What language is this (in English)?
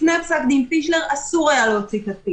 Hebrew